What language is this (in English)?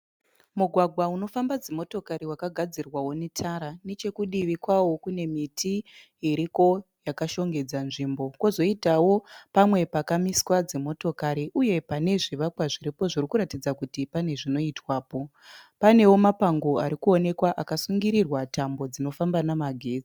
Shona